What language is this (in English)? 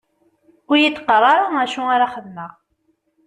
Kabyle